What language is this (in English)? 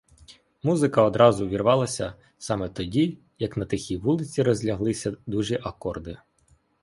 Ukrainian